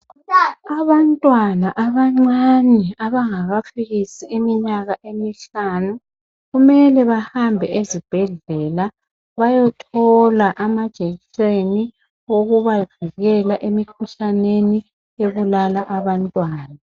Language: North Ndebele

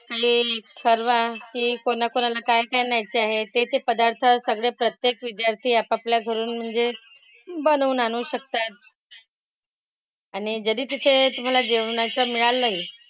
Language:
Marathi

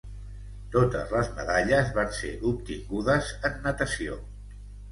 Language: Catalan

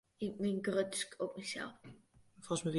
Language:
Western Frisian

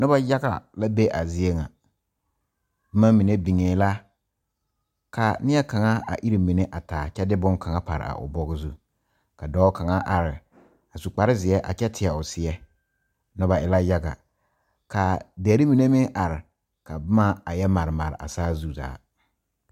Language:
Southern Dagaare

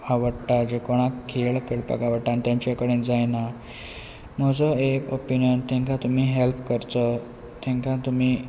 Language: Konkani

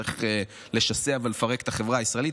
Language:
Hebrew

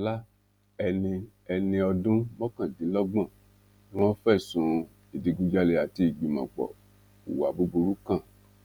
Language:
Yoruba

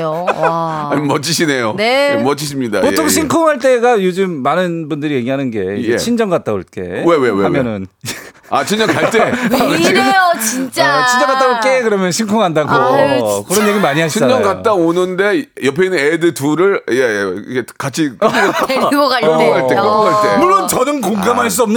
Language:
Korean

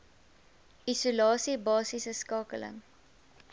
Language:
Afrikaans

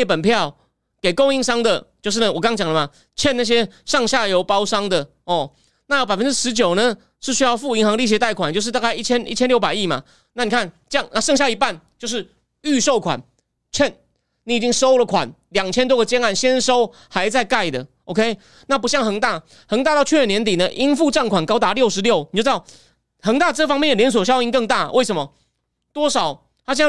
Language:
Chinese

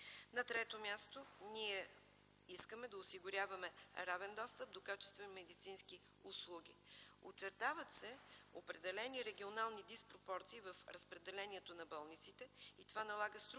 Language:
Bulgarian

